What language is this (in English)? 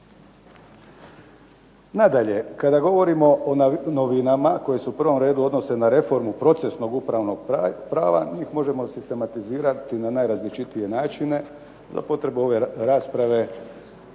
Croatian